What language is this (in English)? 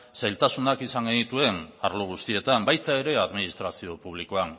Basque